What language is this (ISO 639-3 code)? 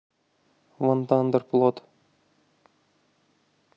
rus